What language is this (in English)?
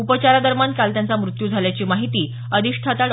Marathi